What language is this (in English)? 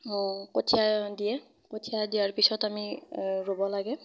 Assamese